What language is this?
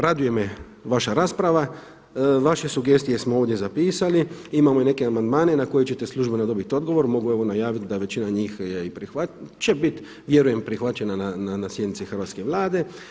Croatian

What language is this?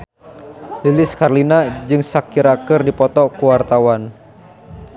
Sundanese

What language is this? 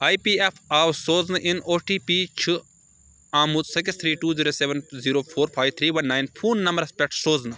Kashmiri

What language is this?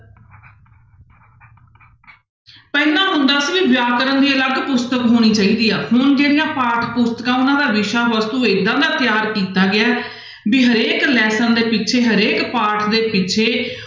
Punjabi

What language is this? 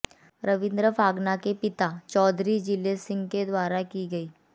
Hindi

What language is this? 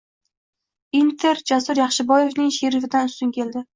Uzbek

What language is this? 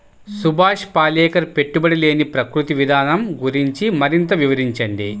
Telugu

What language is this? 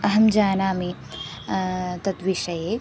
Sanskrit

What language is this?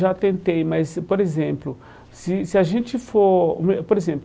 Portuguese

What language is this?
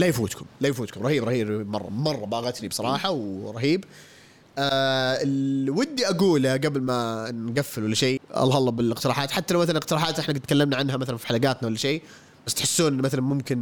Arabic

